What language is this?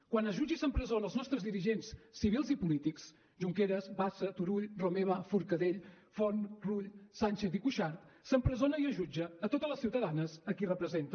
Catalan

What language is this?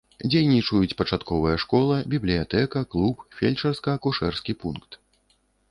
Belarusian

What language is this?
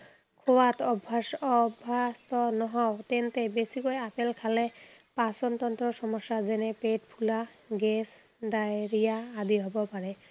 Assamese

